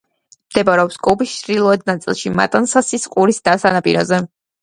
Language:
Georgian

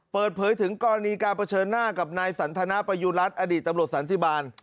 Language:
Thai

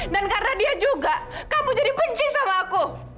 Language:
Indonesian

